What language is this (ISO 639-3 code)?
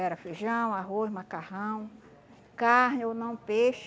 por